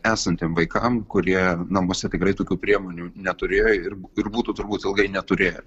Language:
Lithuanian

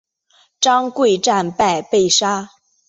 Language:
Chinese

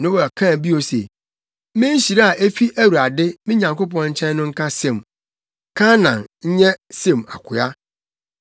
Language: Akan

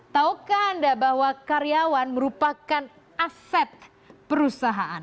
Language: Indonesian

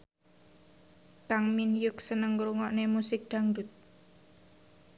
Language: Javanese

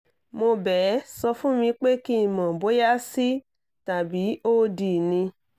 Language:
Yoruba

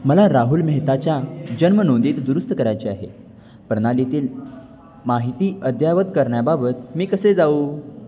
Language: Marathi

